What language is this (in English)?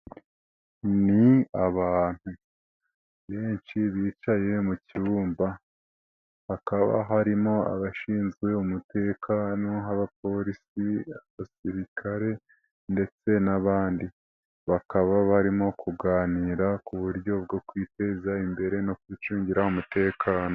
Kinyarwanda